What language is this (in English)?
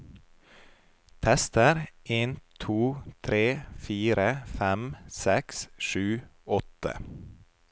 Norwegian